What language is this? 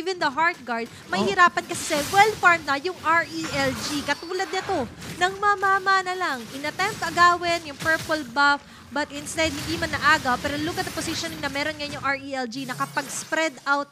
Filipino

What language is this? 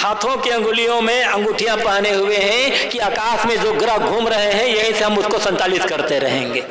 Hindi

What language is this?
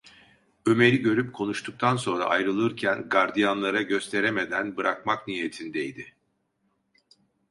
Turkish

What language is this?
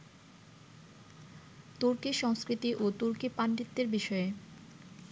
Bangla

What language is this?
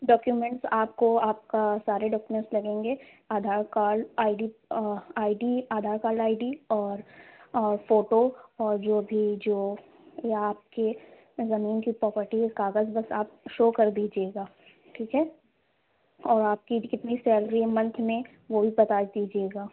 Urdu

